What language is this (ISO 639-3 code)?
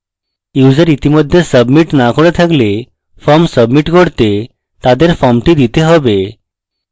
ben